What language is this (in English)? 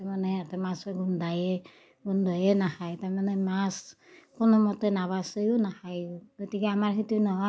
Assamese